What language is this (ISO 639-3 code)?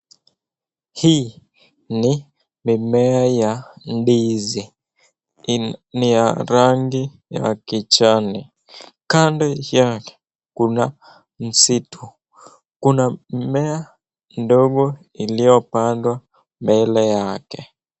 swa